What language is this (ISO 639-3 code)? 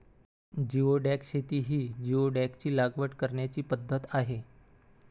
mar